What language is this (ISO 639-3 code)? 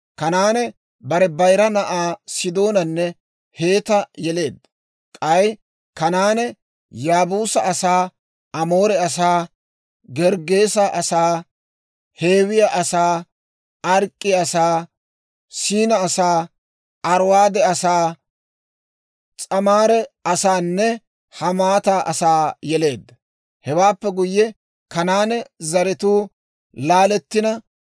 dwr